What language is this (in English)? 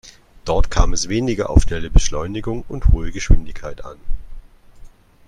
German